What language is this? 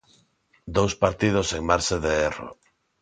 Galician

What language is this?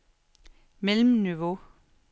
Danish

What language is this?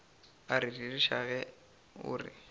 Northern Sotho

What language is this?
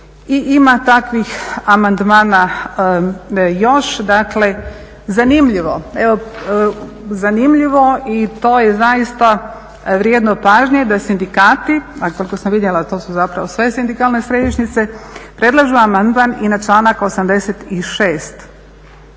Croatian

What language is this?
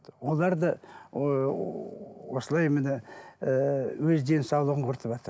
Kazakh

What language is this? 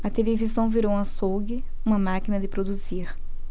Portuguese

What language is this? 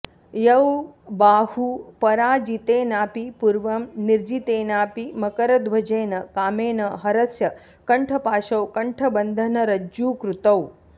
Sanskrit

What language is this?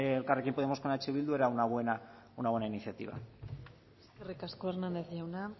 Basque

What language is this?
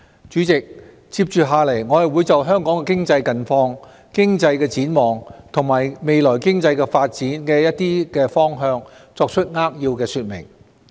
Cantonese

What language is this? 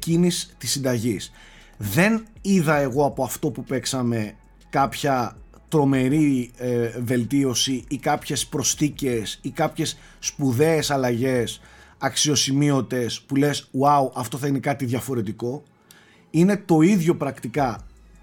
Greek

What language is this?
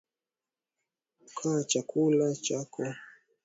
Swahili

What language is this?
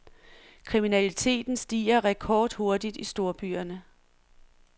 Danish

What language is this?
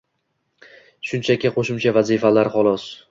Uzbek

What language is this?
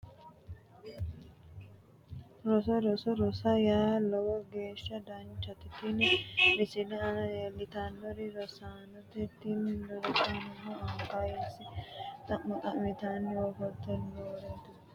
Sidamo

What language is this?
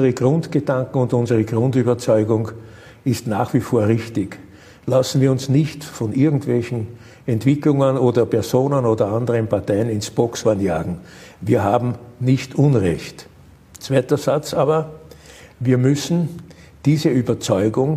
German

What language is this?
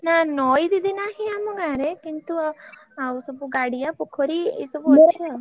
Odia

